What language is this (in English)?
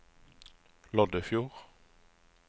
Norwegian